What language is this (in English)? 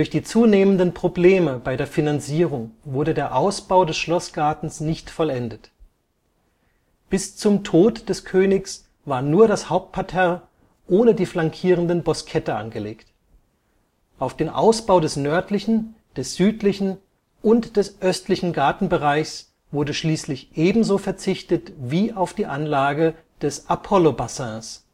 German